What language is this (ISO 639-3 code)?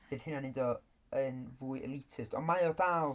cym